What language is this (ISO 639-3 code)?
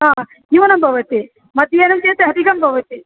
san